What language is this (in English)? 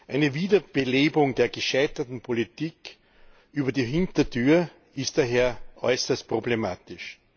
German